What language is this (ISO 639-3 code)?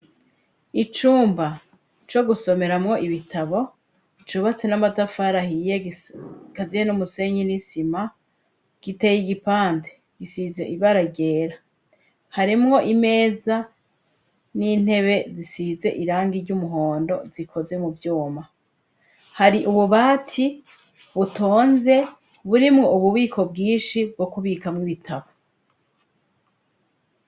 run